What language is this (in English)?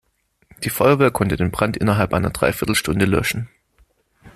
German